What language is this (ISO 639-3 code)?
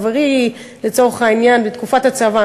heb